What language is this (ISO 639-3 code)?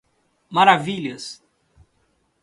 por